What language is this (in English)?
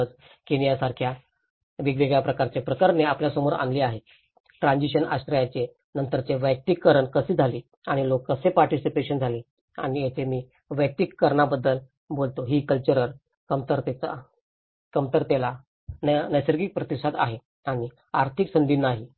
Marathi